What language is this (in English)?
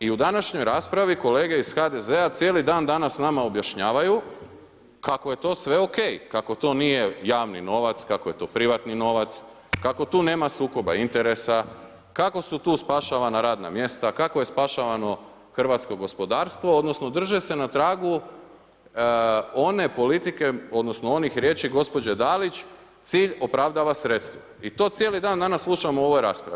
Croatian